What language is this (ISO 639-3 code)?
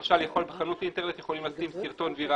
heb